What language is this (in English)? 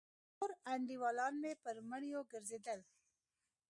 Pashto